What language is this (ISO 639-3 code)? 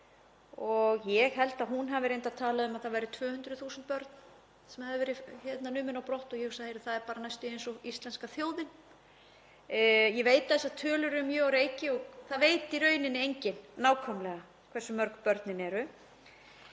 isl